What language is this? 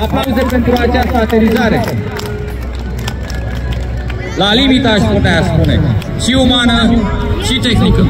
Romanian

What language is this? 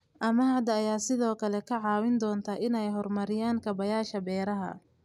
Somali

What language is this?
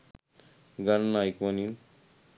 Sinhala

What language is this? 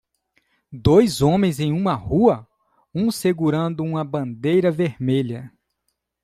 Portuguese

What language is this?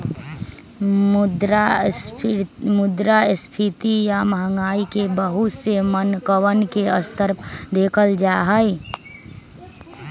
Magahi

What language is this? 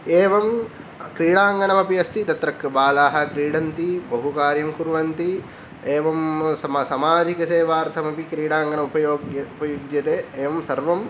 Sanskrit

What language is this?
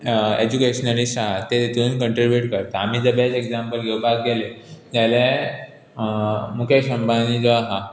Konkani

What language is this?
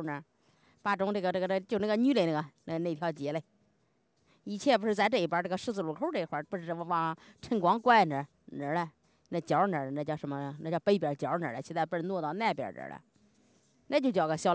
Chinese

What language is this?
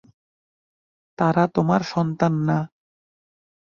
Bangla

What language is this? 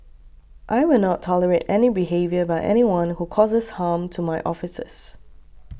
English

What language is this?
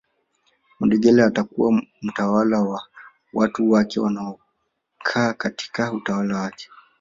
Swahili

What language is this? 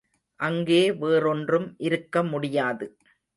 Tamil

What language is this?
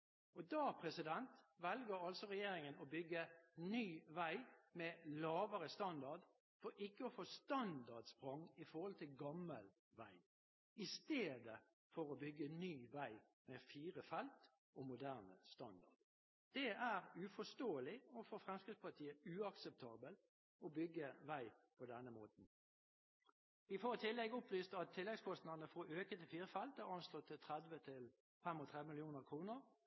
Norwegian Bokmål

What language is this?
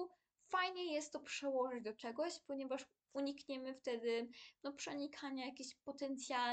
Polish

